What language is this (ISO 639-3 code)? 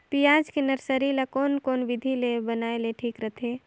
hne